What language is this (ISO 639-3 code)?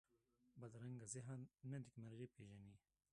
pus